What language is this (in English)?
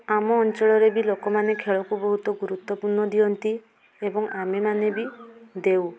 Odia